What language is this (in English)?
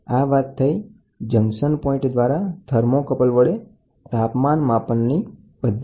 Gujarati